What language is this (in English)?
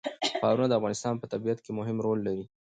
Pashto